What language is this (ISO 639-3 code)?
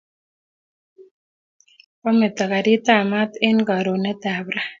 kln